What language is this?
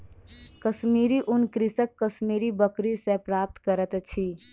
Maithili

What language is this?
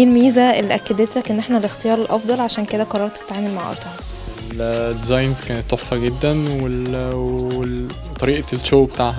Arabic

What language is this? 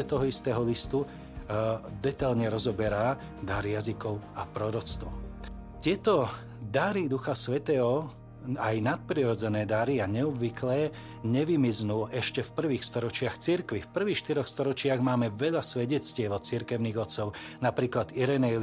Slovak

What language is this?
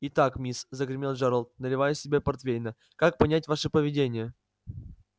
Russian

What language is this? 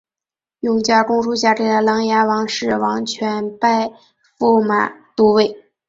Chinese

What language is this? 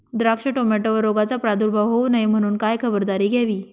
Marathi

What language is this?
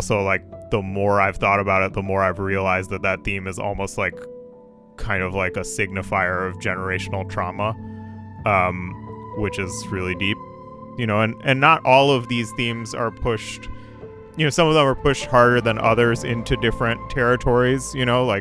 English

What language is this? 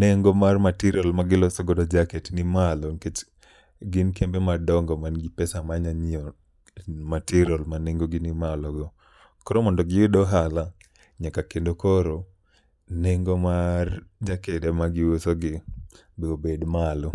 Luo (Kenya and Tanzania)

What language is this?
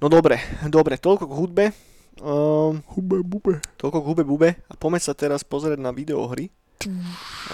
Slovak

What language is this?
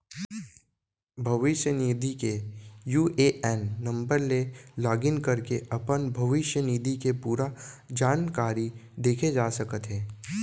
Chhattisgarhi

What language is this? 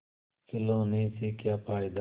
Hindi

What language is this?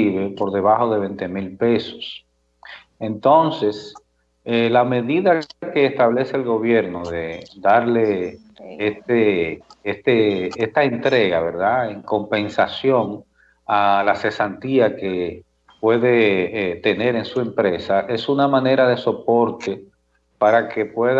Spanish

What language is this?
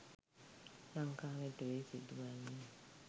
Sinhala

